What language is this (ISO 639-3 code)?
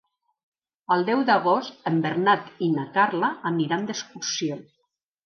cat